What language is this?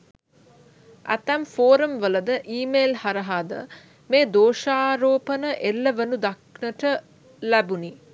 Sinhala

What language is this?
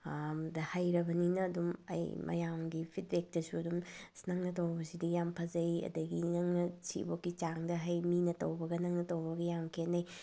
Manipuri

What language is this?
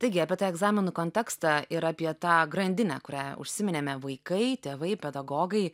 Lithuanian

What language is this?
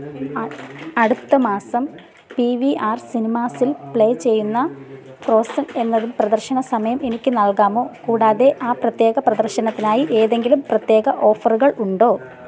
Malayalam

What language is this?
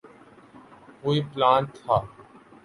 Urdu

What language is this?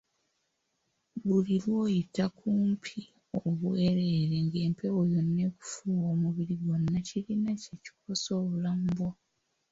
Ganda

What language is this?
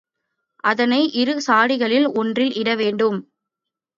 Tamil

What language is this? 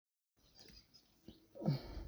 Somali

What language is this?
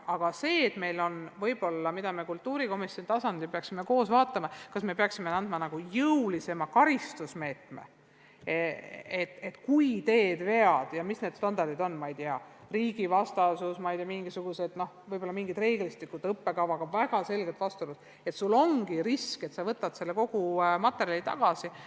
Estonian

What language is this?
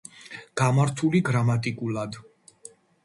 Georgian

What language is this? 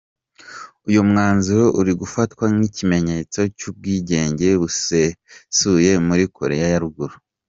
Kinyarwanda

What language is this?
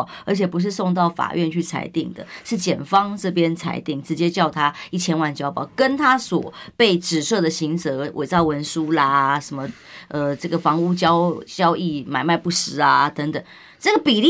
Chinese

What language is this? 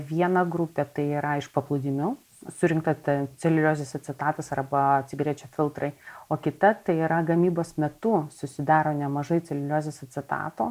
Lithuanian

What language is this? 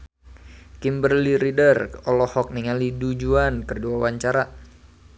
Sundanese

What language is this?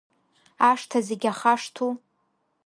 Abkhazian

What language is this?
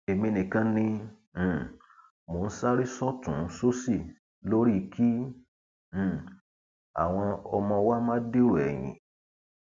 Yoruba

